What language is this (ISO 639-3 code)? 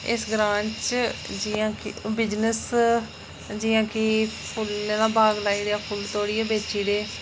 doi